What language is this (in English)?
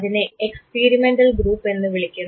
Malayalam